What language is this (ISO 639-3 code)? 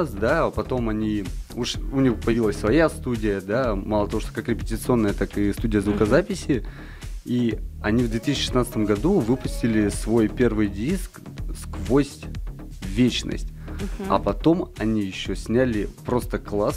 rus